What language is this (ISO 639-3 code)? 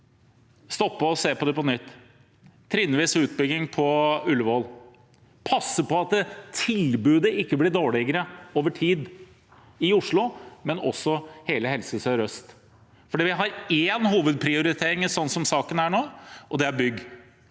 nor